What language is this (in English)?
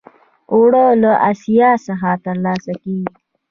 Pashto